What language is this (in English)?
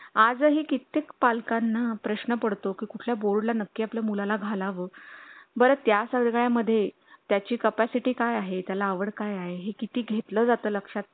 Marathi